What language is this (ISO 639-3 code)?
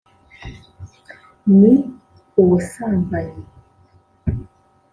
kin